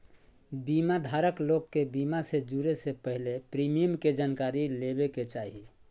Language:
Magahi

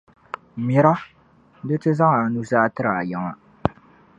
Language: Dagbani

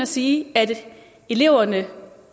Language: Danish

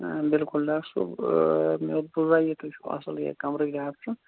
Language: Kashmiri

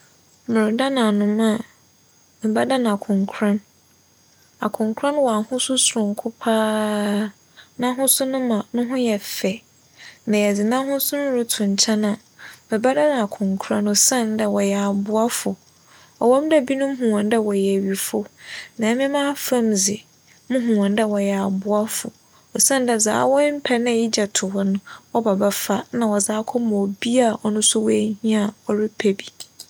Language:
Akan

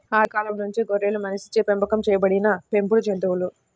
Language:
Telugu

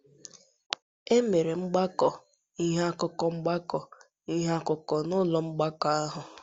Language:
Igbo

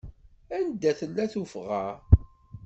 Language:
Kabyle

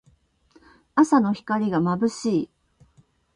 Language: Japanese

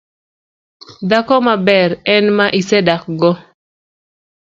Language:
Luo (Kenya and Tanzania)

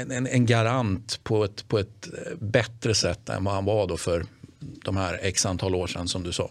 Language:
Swedish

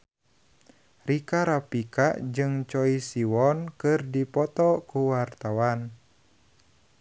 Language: Sundanese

